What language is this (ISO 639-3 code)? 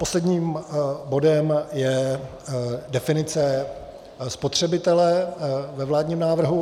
ces